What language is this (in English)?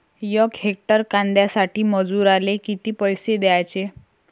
Marathi